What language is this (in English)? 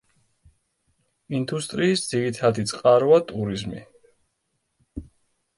Georgian